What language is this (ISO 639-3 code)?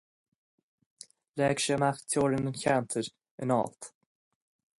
gle